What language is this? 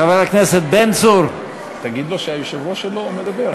Hebrew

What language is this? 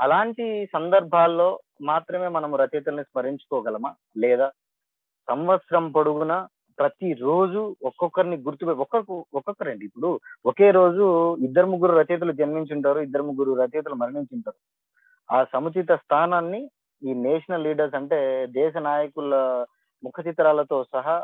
Telugu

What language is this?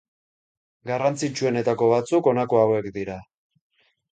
Basque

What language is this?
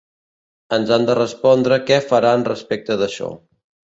Catalan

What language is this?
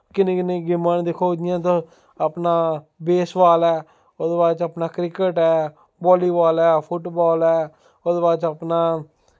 Dogri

